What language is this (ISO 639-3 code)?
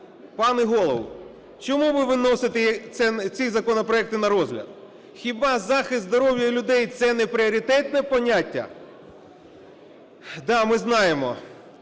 ukr